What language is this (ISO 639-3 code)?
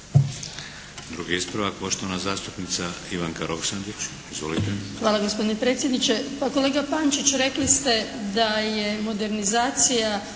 hrv